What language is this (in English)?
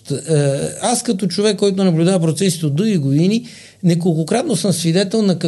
Bulgarian